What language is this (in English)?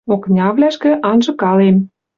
Western Mari